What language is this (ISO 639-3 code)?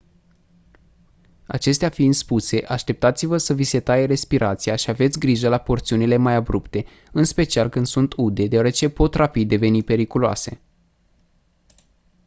ron